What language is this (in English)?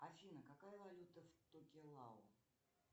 Russian